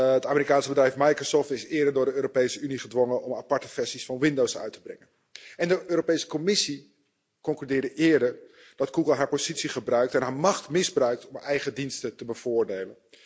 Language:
Dutch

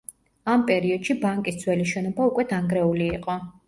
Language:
Georgian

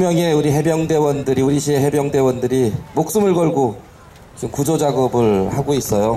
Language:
Korean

